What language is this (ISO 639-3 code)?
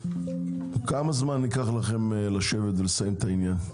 heb